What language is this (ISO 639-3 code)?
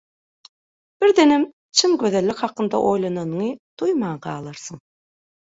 tuk